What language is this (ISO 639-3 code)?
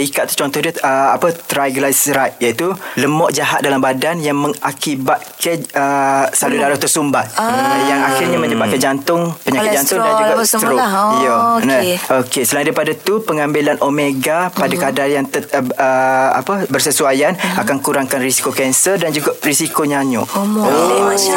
msa